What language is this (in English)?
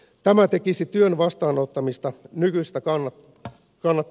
Finnish